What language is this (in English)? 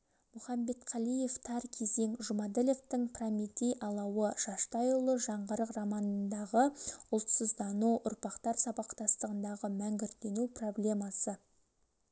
Kazakh